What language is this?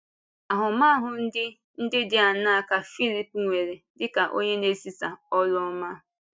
Igbo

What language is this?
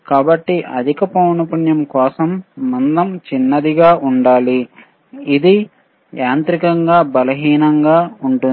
Telugu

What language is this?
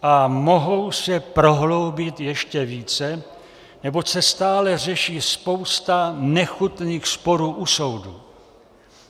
Czech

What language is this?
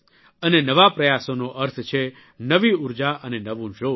Gujarati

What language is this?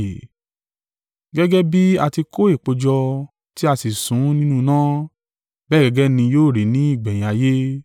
Yoruba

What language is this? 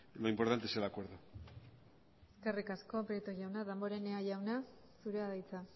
Basque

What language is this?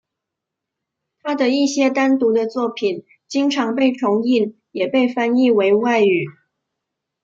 Chinese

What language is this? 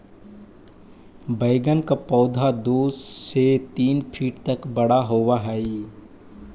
Magahi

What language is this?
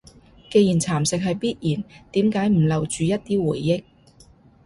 Cantonese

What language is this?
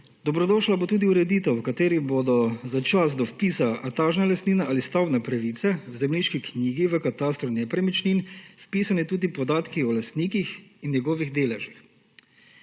Slovenian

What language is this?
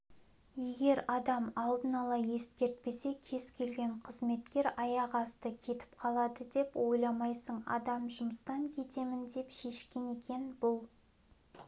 Kazakh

